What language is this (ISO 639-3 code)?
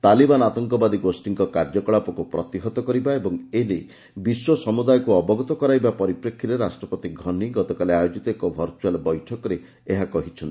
ori